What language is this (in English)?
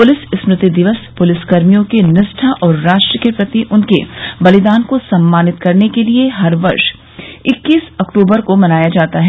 Hindi